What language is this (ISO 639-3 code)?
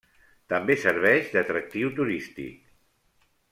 cat